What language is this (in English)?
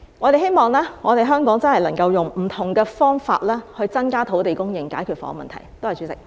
Cantonese